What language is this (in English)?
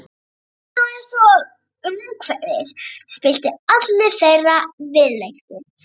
Icelandic